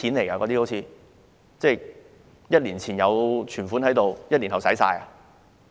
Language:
Cantonese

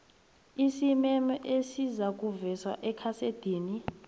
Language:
South Ndebele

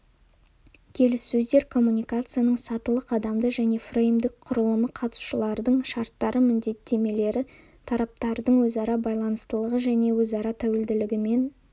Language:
Kazakh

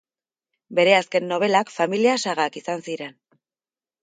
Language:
Basque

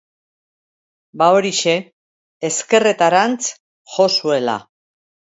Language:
Basque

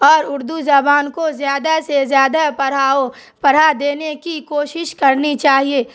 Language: Urdu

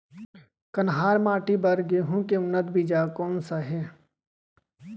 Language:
Chhattisgarhi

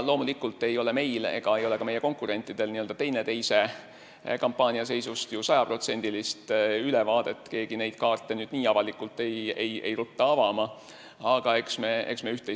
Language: Estonian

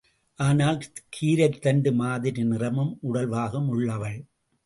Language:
Tamil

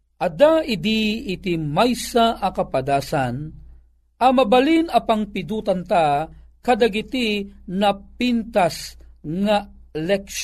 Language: Filipino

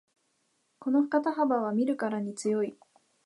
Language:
Japanese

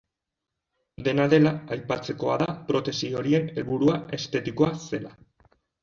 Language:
Basque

